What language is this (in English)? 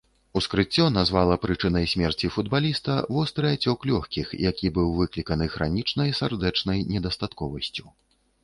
Belarusian